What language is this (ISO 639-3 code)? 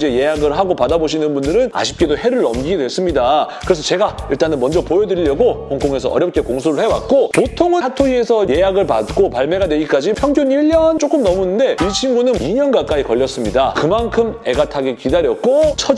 kor